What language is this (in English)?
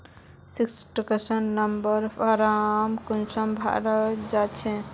Magahi